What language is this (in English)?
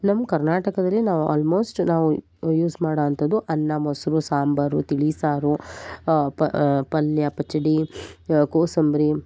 Kannada